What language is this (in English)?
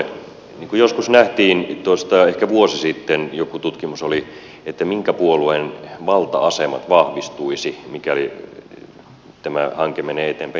Finnish